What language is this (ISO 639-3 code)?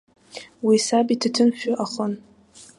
abk